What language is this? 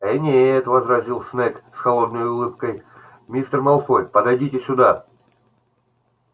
Russian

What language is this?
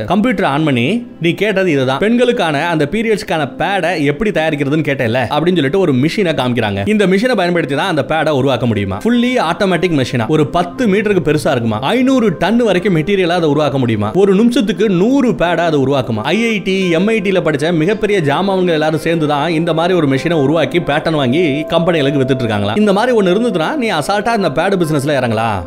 Tamil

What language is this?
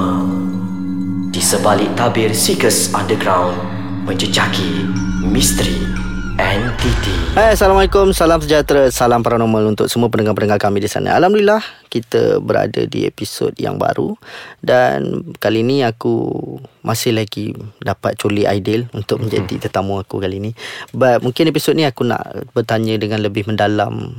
Malay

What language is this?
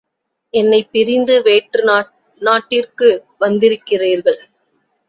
Tamil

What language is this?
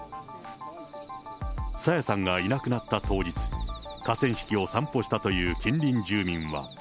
Japanese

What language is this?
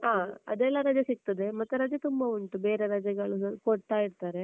Kannada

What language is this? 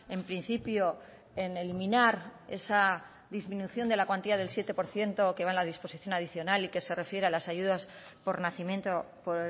Spanish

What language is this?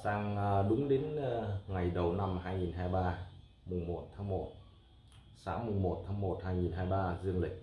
Vietnamese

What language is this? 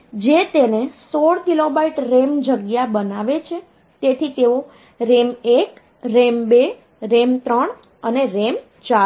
Gujarati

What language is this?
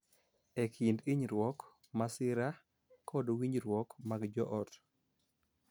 Luo (Kenya and Tanzania)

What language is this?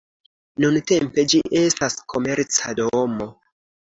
Esperanto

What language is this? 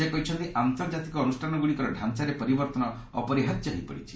Odia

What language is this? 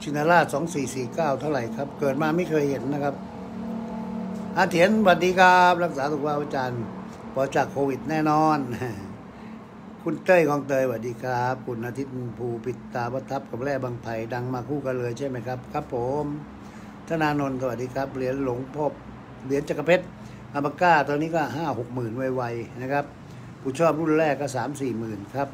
Thai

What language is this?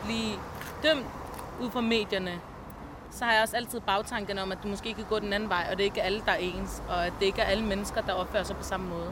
Danish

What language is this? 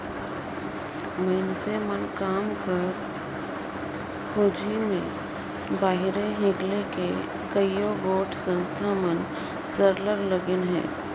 Chhattisgarhi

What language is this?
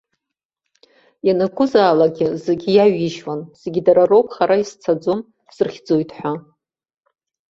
Abkhazian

